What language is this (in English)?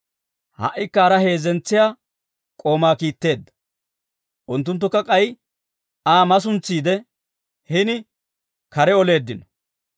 Dawro